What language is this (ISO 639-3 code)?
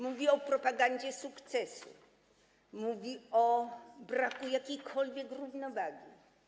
pol